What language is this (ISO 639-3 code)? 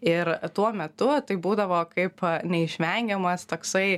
lit